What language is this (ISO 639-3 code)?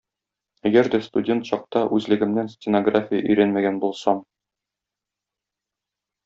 tat